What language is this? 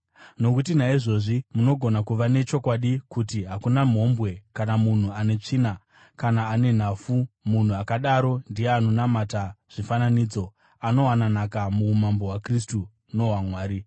Shona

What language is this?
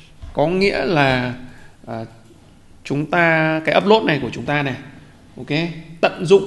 Vietnamese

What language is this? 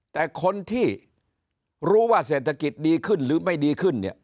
Thai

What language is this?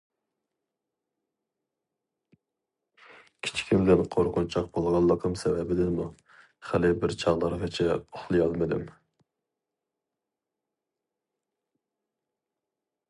Uyghur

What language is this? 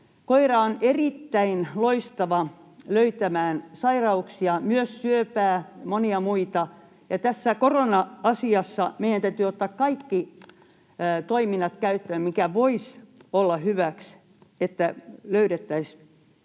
Finnish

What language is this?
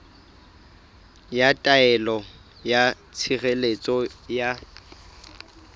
Southern Sotho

